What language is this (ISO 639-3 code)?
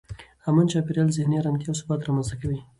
pus